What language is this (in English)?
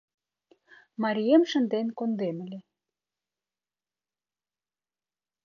Mari